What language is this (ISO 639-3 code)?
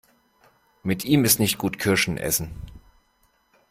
deu